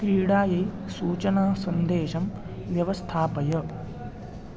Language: Sanskrit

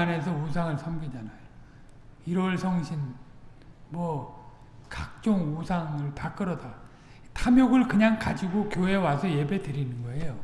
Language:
Korean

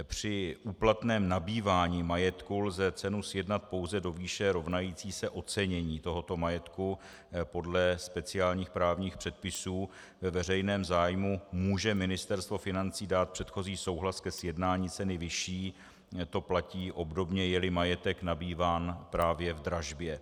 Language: Czech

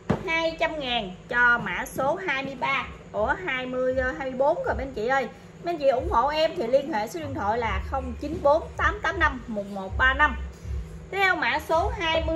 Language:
Vietnamese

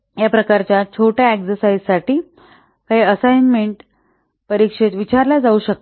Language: Marathi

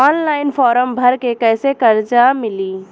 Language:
Bhojpuri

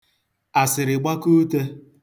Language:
Igbo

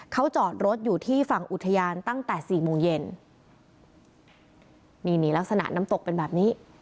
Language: Thai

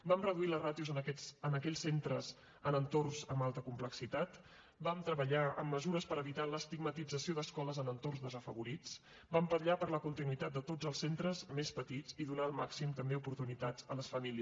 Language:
Catalan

